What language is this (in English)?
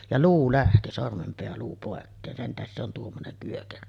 Finnish